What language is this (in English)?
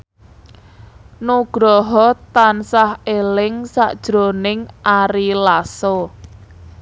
Javanese